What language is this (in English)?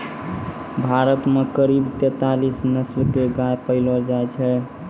Maithili